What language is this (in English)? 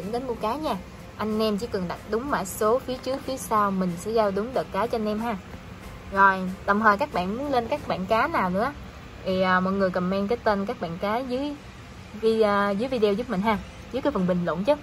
Vietnamese